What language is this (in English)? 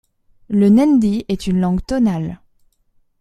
French